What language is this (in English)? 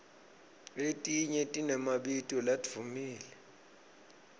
Swati